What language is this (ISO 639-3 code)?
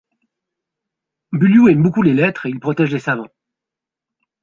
fra